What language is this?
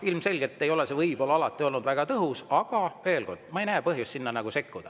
Estonian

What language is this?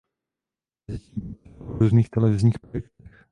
Czech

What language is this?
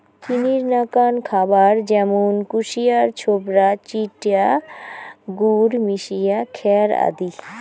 Bangla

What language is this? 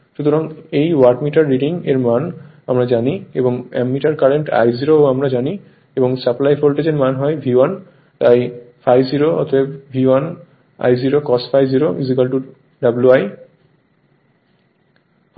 Bangla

